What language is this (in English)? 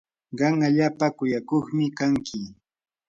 Yanahuanca Pasco Quechua